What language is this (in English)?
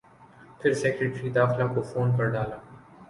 Urdu